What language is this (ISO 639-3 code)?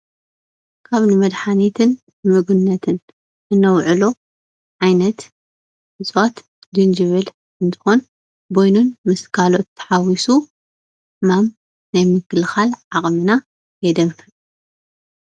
tir